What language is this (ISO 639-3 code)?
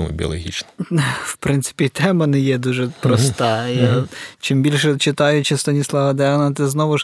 ukr